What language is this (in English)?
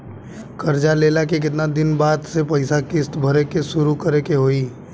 Bhojpuri